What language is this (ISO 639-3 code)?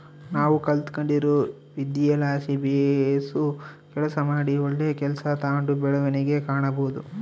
kan